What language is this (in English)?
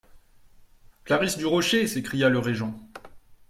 French